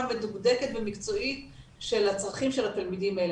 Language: Hebrew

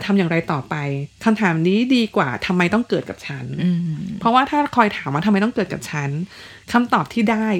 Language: Thai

